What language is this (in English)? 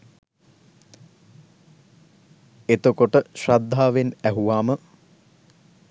Sinhala